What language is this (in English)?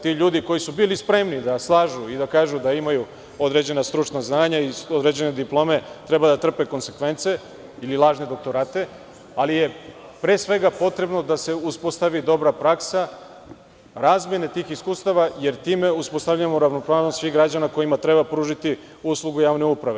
Serbian